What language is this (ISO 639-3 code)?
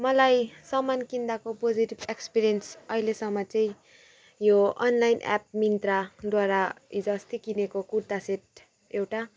nep